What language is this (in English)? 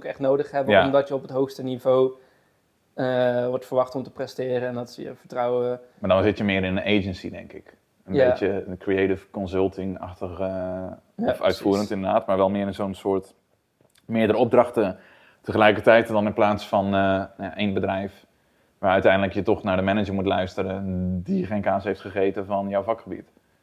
Dutch